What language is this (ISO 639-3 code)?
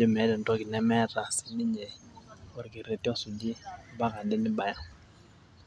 mas